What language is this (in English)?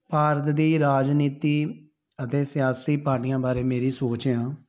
Punjabi